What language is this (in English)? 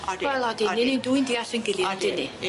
Welsh